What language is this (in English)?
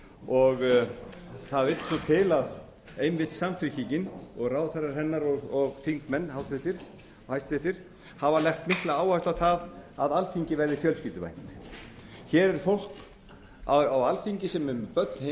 Icelandic